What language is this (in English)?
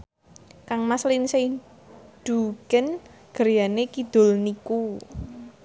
Javanese